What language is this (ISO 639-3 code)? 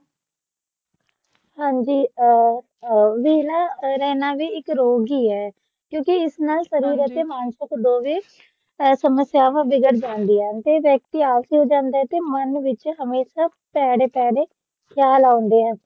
pan